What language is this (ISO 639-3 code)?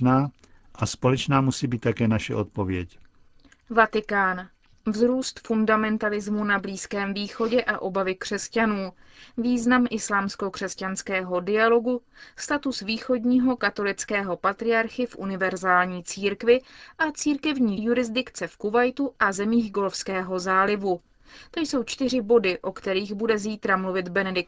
ces